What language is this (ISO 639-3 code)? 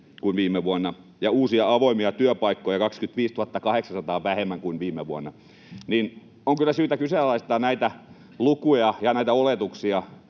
fin